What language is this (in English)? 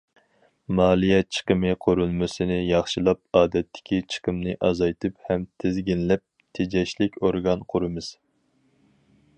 Uyghur